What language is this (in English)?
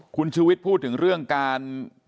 Thai